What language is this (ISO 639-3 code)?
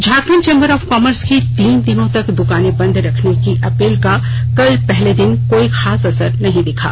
hin